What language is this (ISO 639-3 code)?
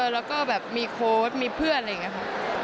tha